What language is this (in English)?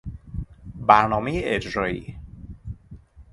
Persian